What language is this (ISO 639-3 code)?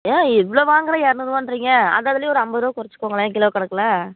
tam